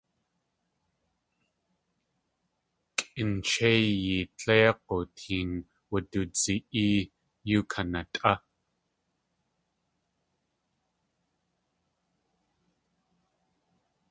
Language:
Tlingit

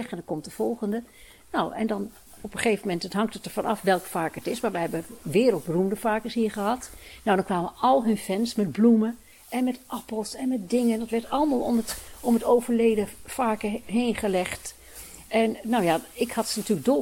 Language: Dutch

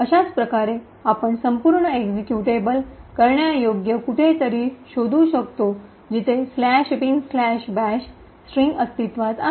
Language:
Marathi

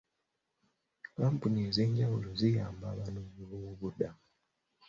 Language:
Ganda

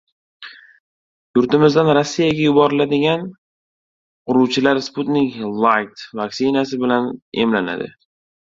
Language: Uzbek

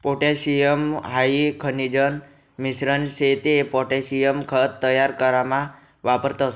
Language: Marathi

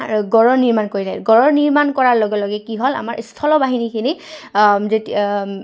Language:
Assamese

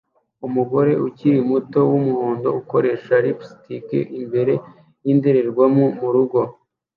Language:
Kinyarwanda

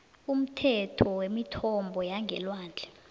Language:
South Ndebele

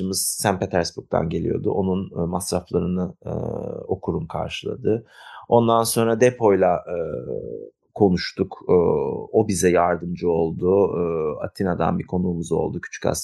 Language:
Turkish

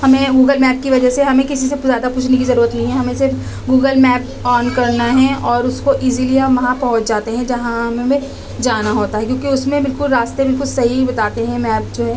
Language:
Urdu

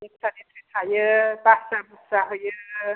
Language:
Bodo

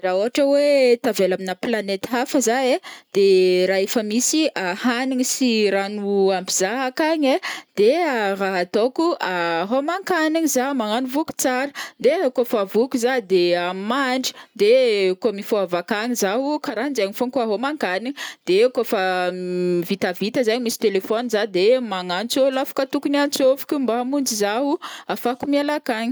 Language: Northern Betsimisaraka Malagasy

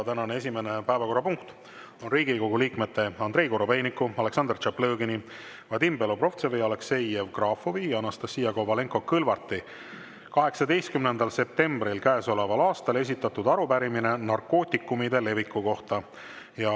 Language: Estonian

